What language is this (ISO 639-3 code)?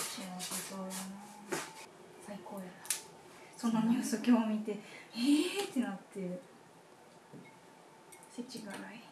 jpn